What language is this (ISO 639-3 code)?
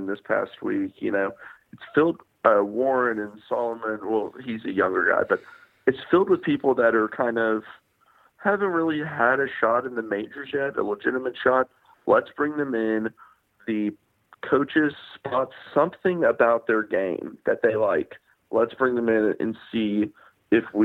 eng